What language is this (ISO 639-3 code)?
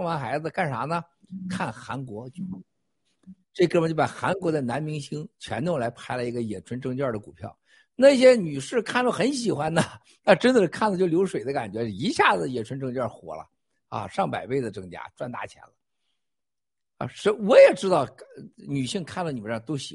zho